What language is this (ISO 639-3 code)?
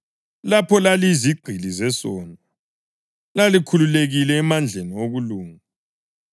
nde